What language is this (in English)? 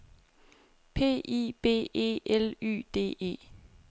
Danish